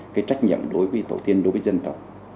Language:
Vietnamese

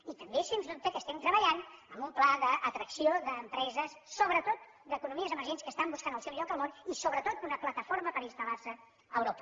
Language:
Catalan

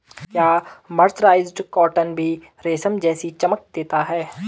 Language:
Hindi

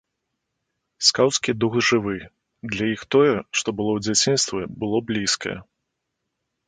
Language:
Belarusian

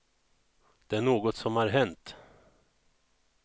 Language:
Swedish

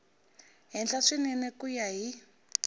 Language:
Tsonga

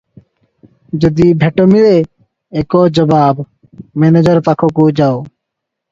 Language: Odia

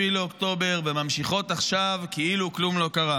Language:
Hebrew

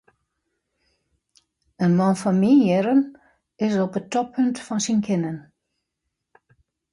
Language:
Western Frisian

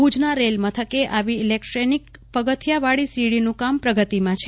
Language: Gujarati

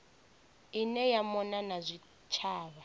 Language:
Venda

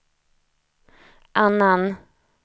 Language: Swedish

